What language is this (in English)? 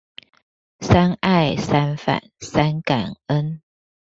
Chinese